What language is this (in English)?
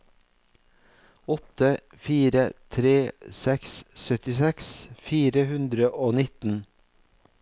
Norwegian